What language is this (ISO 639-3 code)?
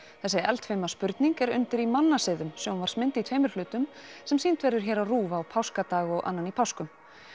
isl